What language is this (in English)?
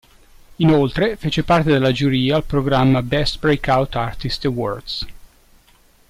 Italian